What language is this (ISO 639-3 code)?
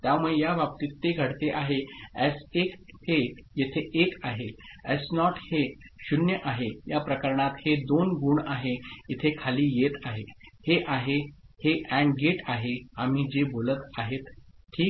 mar